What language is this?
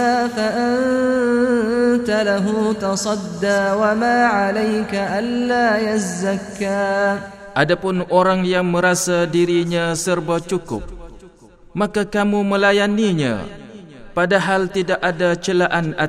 Malay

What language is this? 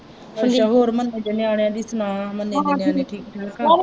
Punjabi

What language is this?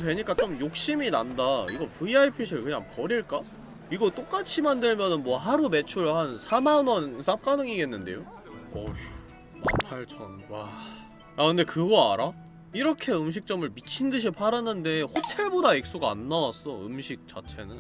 Korean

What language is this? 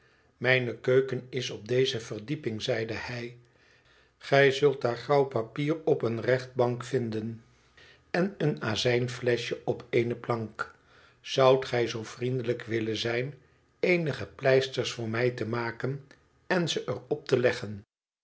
Dutch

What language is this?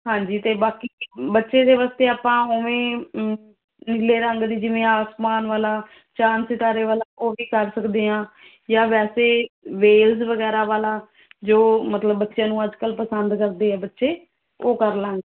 Punjabi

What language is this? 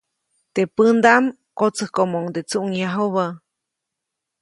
Copainalá Zoque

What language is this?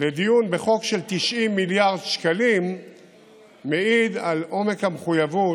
Hebrew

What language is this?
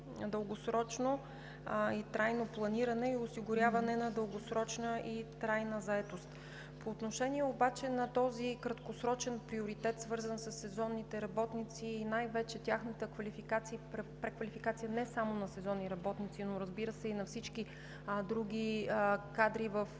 Bulgarian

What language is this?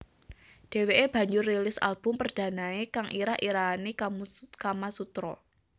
Javanese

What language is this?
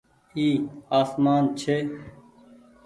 Goaria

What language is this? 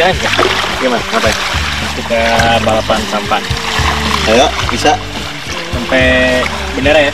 Indonesian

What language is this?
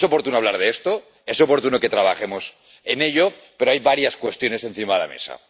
Spanish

